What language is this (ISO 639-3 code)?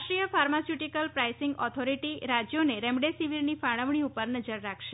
guj